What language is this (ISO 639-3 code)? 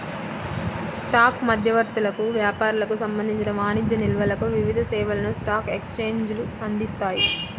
tel